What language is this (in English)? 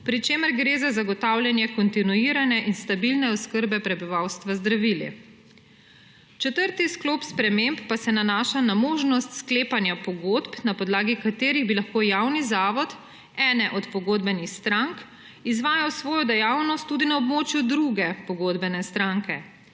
Slovenian